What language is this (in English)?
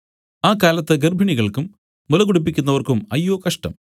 Malayalam